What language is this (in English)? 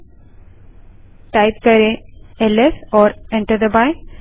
Hindi